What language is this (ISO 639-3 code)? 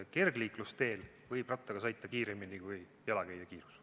est